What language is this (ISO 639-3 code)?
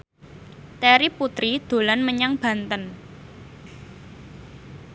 jav